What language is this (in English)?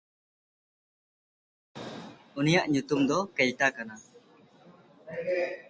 Santali